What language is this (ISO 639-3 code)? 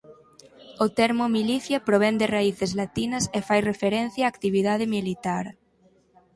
glg